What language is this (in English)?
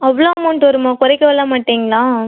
Tamil